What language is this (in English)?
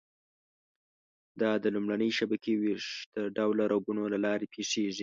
Pashto